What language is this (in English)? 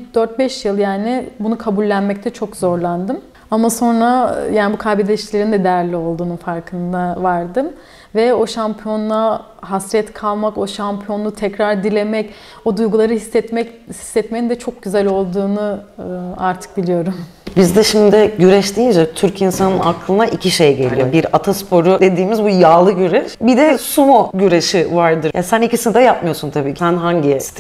Turkish